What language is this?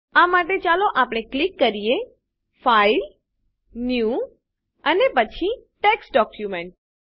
Gujarati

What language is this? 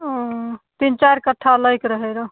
Maithili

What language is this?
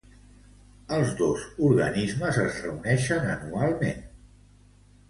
Catalan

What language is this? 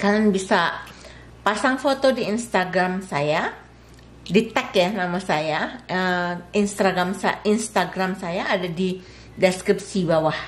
Indonesian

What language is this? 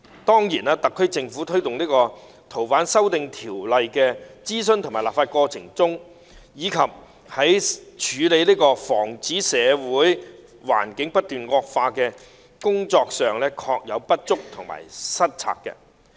Cantonese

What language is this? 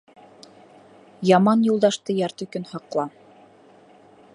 Bashkir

